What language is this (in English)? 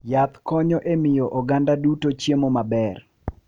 Luo (Kenya and Tanzania)